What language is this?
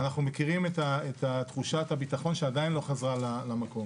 Hebrew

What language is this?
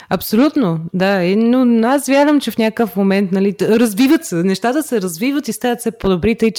Bulgarian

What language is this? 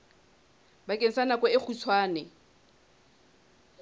Southern Sotho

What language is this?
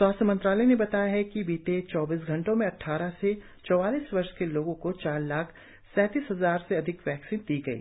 Hindi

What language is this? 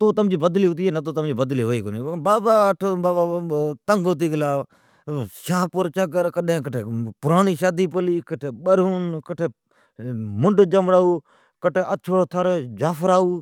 Od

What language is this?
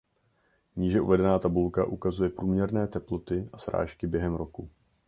Czech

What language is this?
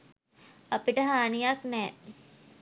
Sinhala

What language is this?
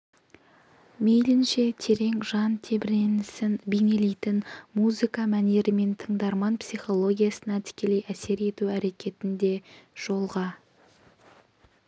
Kazakh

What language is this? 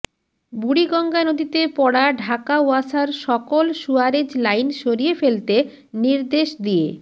Bangla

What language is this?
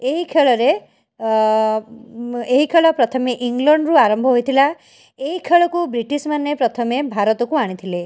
Odia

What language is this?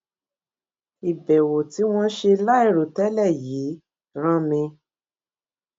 Yoruba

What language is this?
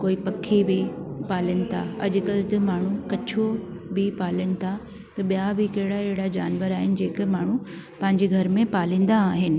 Sindhi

